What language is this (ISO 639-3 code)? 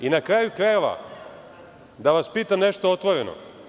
srp